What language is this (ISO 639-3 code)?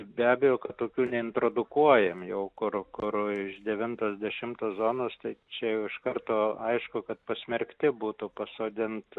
lit